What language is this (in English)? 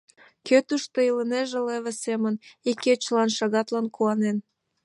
Mari